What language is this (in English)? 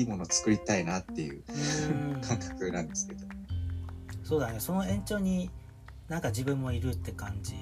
Japanese